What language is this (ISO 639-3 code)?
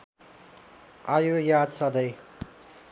nep